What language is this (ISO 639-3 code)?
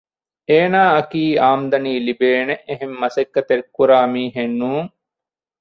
div